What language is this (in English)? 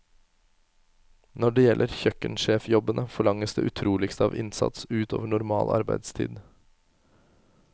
Norwegian